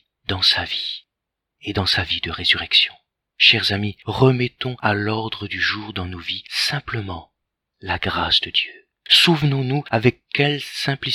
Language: French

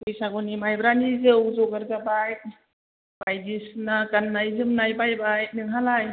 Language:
Bodo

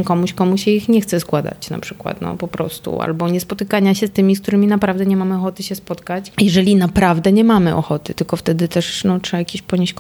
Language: Polish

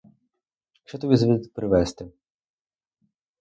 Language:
Ukrainian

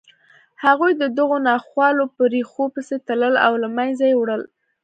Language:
Pashto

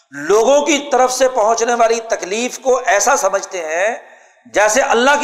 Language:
Urdu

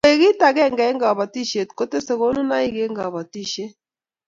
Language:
Kalenjin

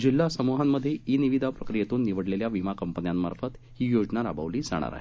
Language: Marathi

